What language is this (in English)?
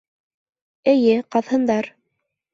Bashkir